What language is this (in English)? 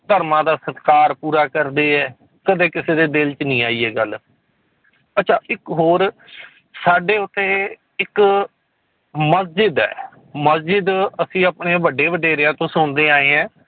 Punjabi